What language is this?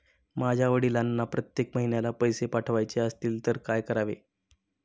Marathi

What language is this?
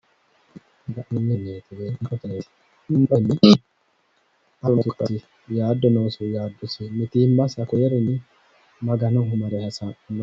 Sidamo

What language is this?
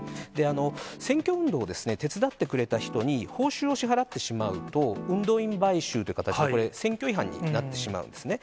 Japanese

